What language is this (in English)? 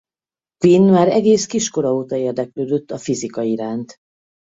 Hungarian